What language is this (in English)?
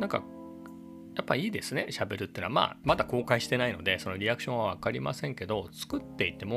Japanese